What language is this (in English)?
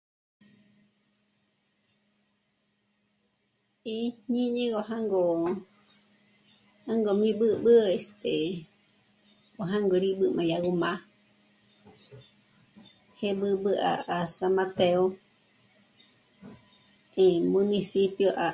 Michoacán Mazahua